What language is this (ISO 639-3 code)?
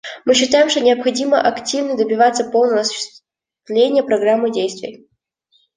rus